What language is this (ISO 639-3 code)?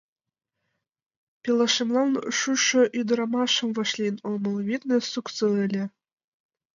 chm